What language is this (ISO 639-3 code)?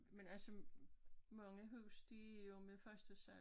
dan